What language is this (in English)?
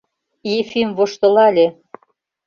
Mari